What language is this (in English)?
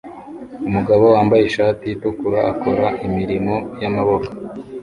Kinyarwanda